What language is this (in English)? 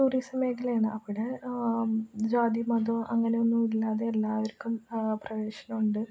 Malayalam